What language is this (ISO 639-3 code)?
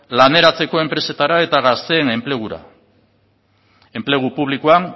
eus